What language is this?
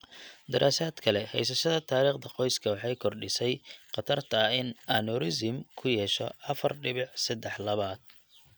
Somali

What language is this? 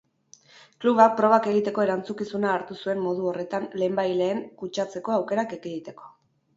Basque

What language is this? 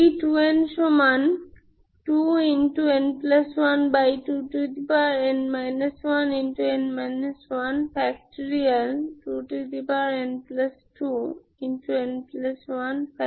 Bangla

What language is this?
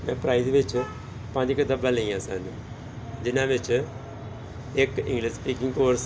Punjabi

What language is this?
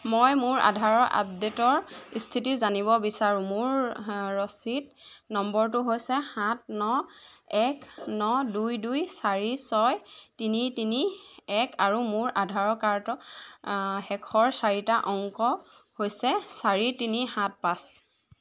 Assamese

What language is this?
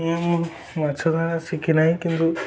Odia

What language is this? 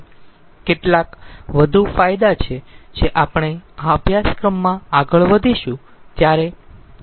Gujarati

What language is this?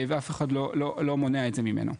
Hebrew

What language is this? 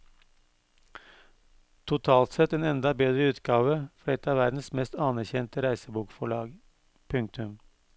Norwegian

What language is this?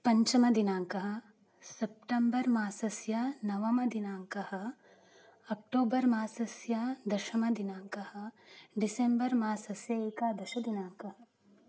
Sanskrit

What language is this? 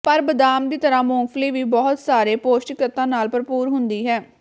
Punjabi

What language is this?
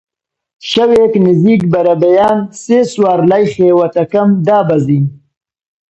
Central Kurdish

